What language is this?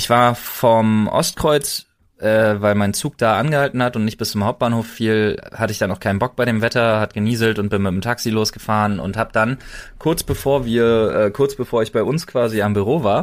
German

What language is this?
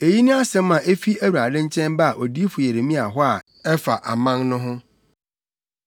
Akan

